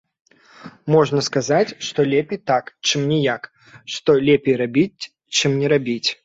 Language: Belarusian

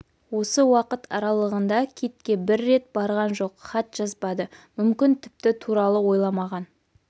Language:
Kazakh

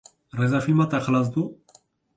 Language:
Kurdish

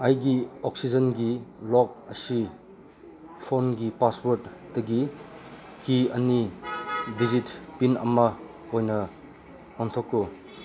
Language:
Manipuri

